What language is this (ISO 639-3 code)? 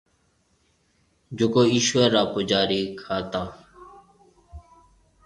mve